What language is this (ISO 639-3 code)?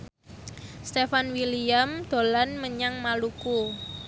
jav